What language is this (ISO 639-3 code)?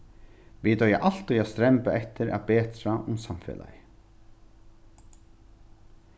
fao